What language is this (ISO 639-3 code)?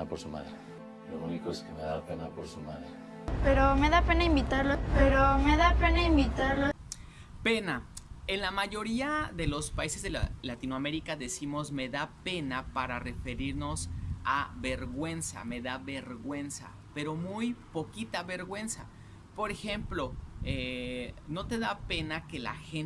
spa